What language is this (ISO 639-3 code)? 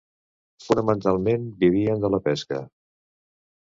cat